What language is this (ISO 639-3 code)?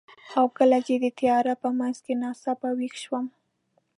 pus